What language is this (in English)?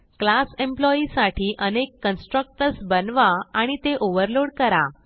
Marathi